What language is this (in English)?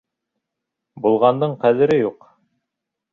Bashkir